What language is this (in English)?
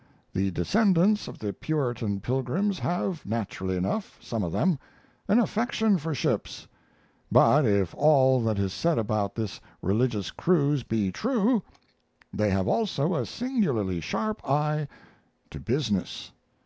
English